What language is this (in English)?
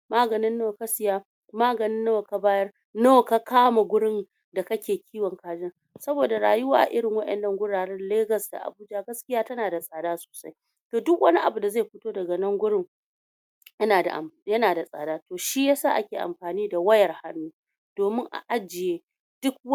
Hausa